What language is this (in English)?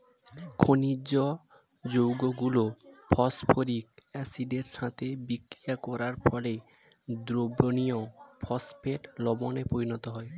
Bangla